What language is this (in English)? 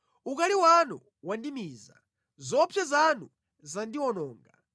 Nyanja